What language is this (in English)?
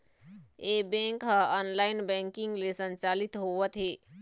Chhattisgarhi